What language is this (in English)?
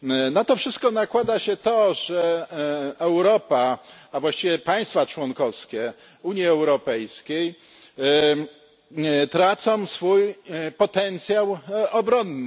Polish